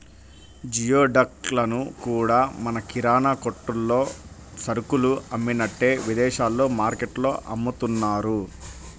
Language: Telugu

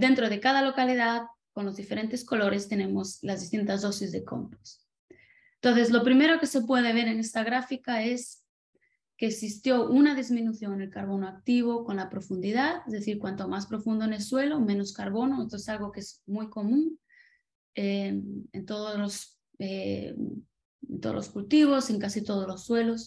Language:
Spanish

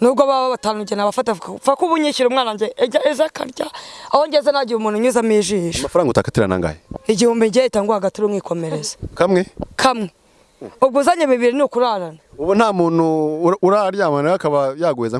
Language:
English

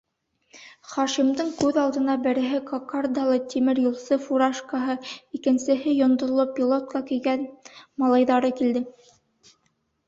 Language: Bashkir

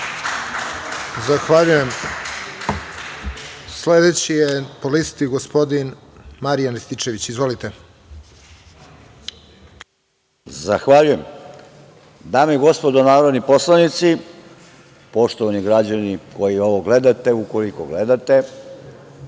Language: Serbian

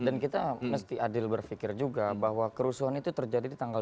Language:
Indonesian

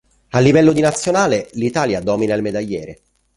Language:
Italian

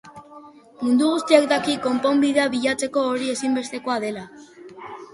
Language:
Basque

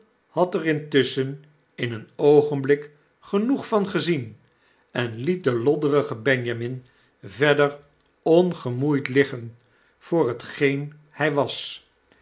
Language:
Dutch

